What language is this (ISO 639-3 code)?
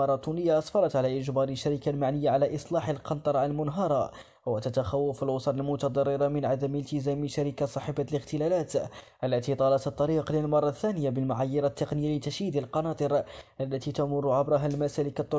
ara